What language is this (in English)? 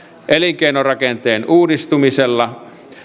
Finnish